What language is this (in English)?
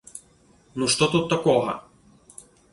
Belarusian